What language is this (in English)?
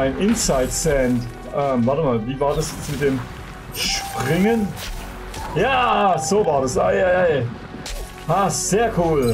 German